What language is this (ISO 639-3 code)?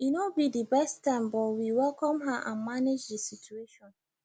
pcm